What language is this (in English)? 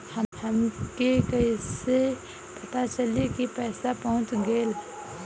Bhojpuri